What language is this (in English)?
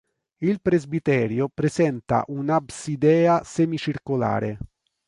Italian